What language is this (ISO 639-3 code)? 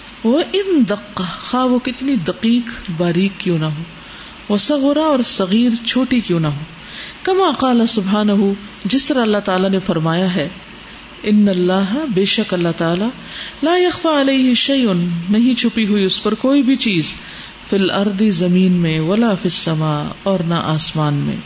urd